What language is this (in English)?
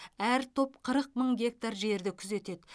Kazakh